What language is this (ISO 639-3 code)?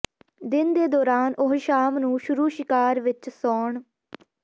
pan